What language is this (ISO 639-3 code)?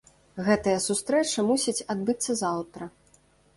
bel